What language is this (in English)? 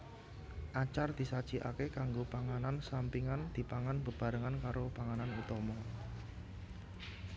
Javanese